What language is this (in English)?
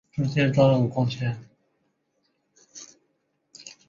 Chinese